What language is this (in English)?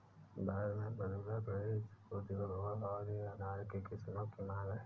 Hindi